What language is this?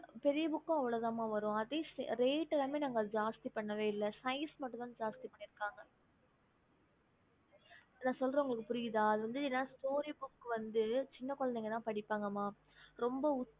Tamil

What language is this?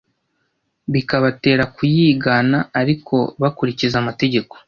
Kinyarwanda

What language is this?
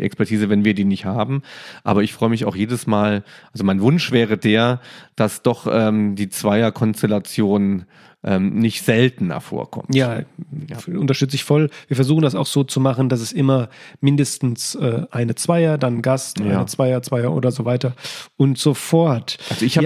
German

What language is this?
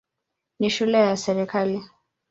Swahili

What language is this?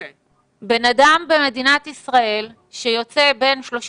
Hebrew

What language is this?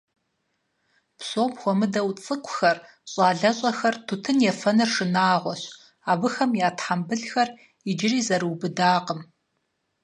Kabardian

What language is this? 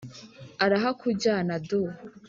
Kinyarwanda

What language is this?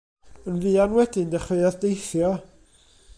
Welsh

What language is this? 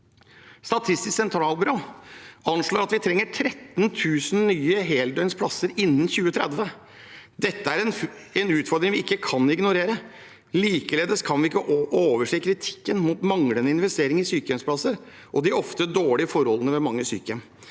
Norwegian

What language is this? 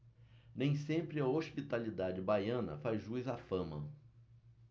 Portuguese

